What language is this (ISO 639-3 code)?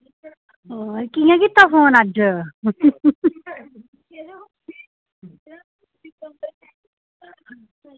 doi